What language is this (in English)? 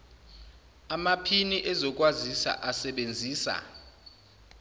Zulu